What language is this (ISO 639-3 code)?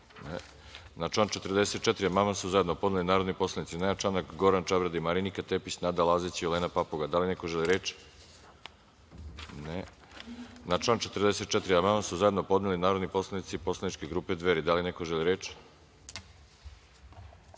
srp